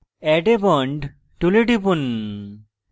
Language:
Bangla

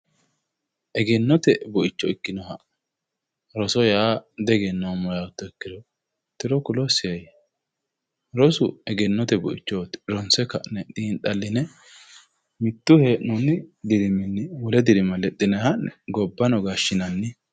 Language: Sidamo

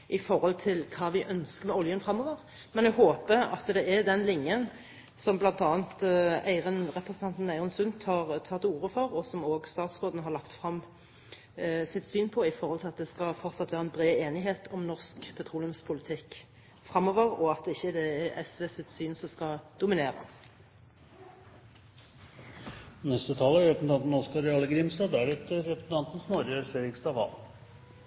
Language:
Norwegian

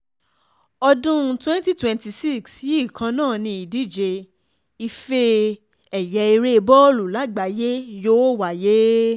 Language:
Yoruba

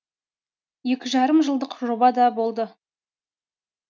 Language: Kazakh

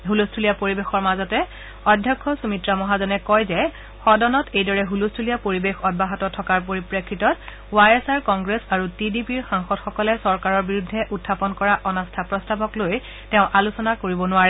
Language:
Assamese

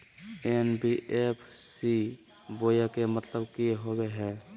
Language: Magahi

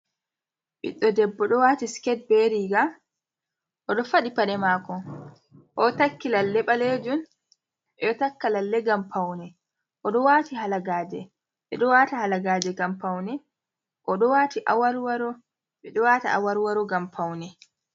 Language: Fula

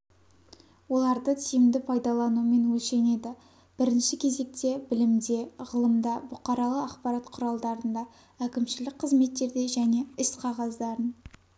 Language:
Kazakh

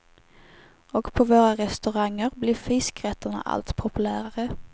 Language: Swedish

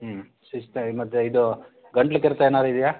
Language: Kannada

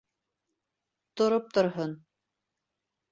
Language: Bashkir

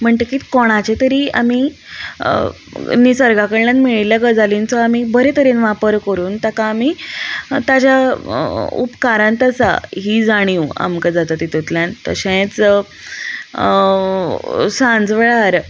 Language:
Konkani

